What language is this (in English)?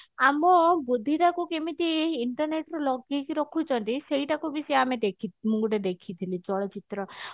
Odia